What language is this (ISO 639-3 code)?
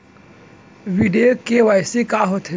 hne